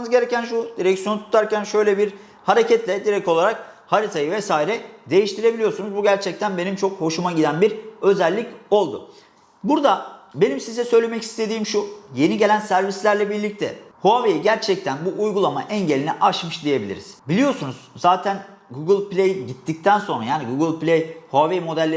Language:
Turkish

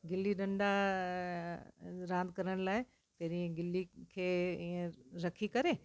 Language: Sindhi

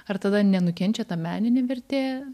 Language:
Lithuanian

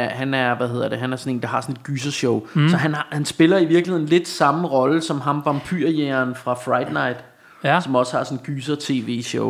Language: Danish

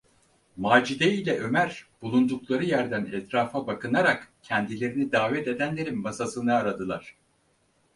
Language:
Turkish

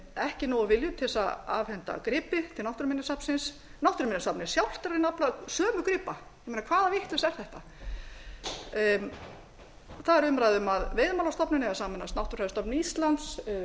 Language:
Icelandic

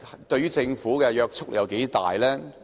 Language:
Cantonese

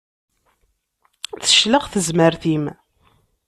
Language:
Kabyle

